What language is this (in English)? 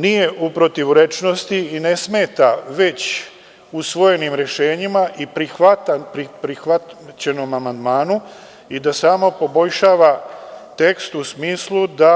Serbian